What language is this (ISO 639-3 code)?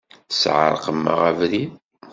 kab